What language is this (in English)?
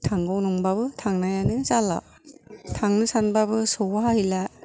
Bodo